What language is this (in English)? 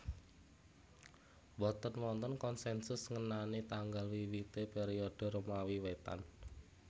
Javanese